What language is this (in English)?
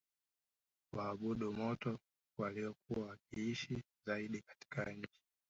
Swahili